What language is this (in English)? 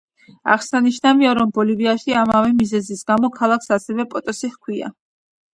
Georgian